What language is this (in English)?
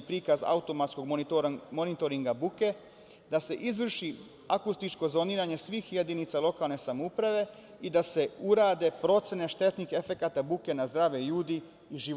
Serbian